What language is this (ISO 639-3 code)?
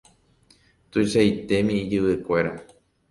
grn